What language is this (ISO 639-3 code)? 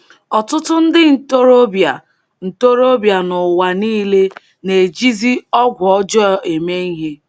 ibo